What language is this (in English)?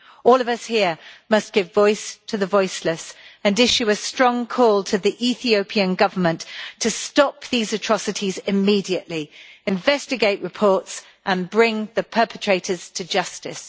English